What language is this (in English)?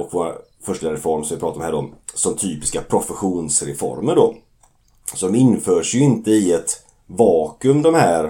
Swedish